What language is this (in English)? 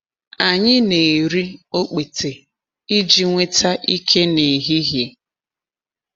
Igbo